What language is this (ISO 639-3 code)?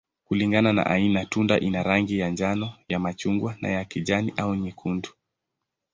swa